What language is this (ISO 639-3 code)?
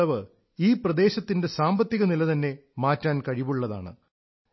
mal